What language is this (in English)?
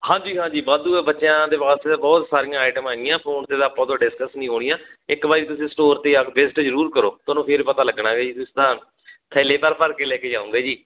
Punjabi